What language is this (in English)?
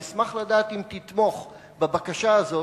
Hebrew